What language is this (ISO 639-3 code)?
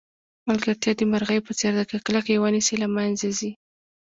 pus